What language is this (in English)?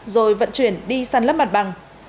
Vietnamese